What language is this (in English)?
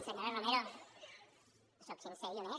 Catalan